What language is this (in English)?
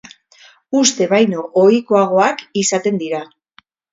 Basque